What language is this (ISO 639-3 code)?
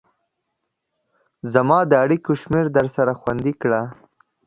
pus